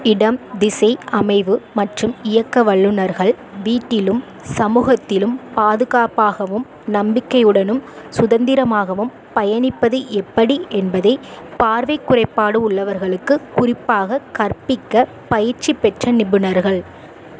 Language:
Tamil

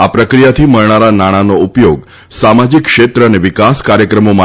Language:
Gujarati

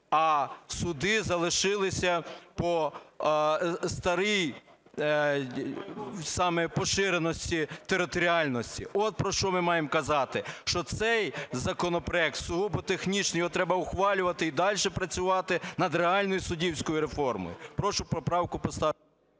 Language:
Ukrainian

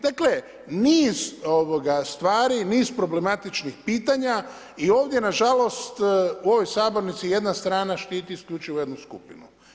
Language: Croatian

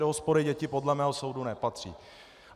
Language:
Czech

